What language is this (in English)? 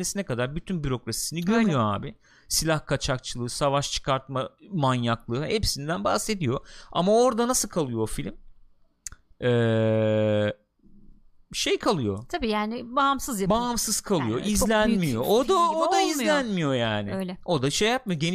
Turkish